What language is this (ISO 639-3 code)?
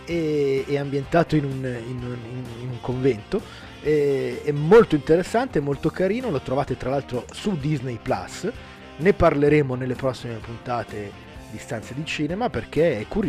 ita